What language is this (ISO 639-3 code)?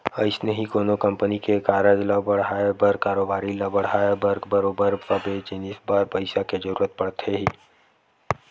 hne